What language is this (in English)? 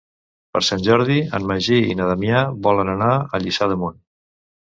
Catalan